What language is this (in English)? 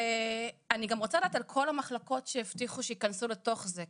Hebrew